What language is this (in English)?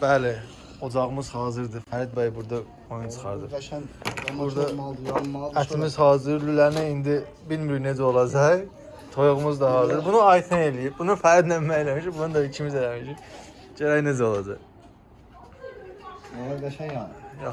Turkish